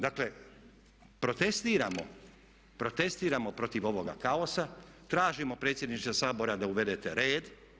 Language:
Croatian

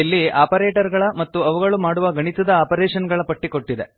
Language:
Kannada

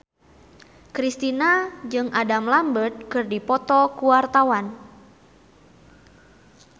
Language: Sundanese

